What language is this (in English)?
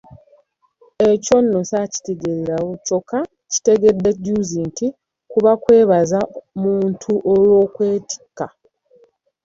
Ganda